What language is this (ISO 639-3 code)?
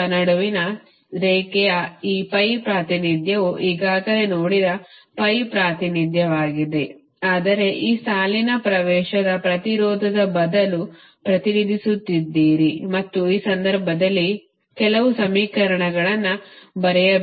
kan